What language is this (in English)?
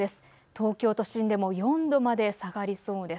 Japanese